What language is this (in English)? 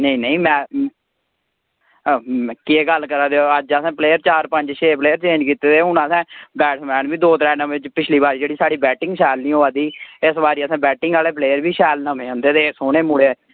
Dogri